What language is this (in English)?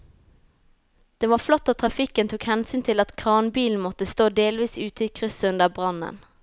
Norwegian